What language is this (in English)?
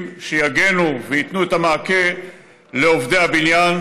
Hebrew